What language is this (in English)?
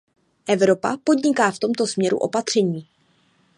Czech